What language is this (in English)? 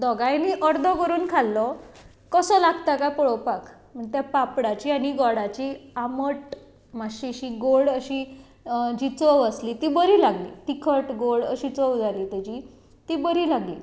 Konkani